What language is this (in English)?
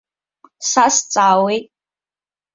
Abkhazian